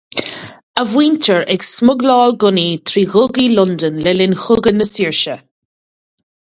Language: Irish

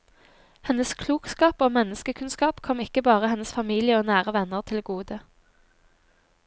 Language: Norwegian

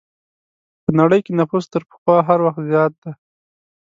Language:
Pashto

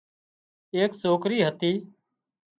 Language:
Wadiyara Koli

